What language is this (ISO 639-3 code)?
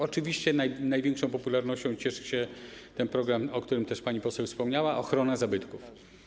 pol